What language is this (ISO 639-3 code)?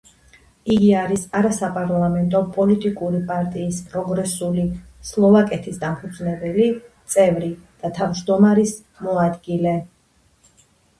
kat